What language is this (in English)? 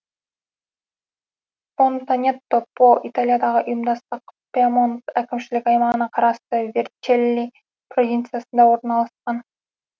Kazakh